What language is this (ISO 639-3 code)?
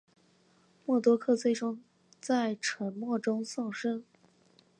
zho